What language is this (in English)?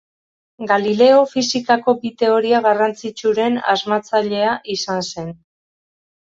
Basque